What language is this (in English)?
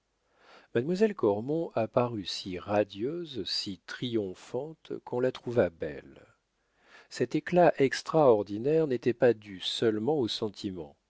French